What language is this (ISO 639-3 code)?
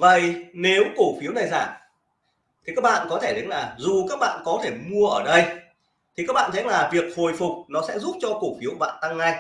vie